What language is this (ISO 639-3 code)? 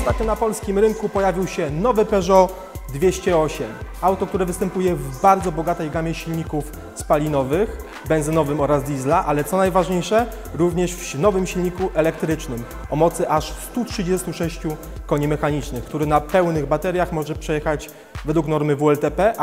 pol